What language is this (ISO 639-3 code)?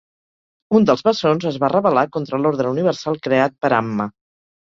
cat